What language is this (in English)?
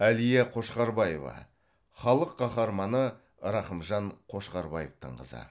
Kazakh